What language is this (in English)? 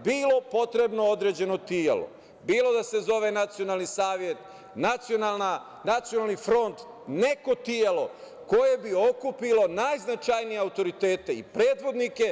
Serbian